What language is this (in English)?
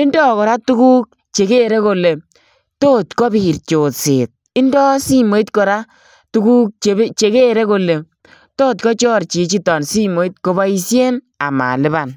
Kalenjin